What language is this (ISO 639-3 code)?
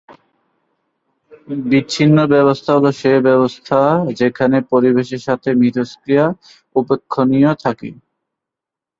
ben